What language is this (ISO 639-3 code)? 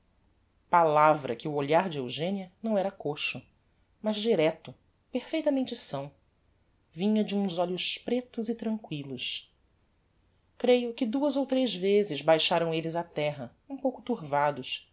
por